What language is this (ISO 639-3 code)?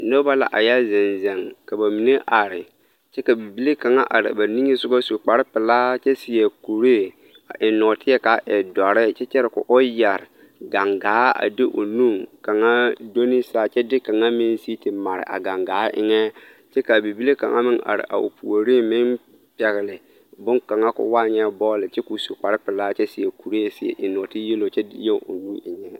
dga